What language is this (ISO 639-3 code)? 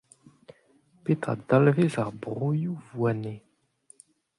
bre